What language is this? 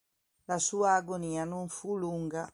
Italian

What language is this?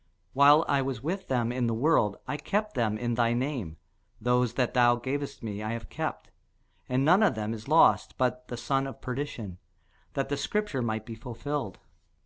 English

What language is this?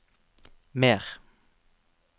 Norwegian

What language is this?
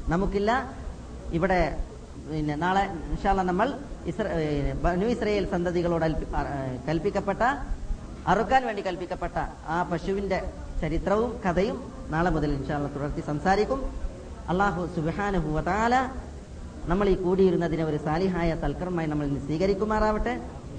Malayalam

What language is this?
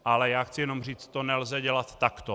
Czech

